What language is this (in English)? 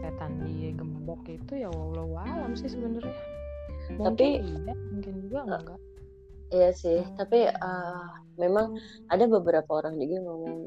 Indonesian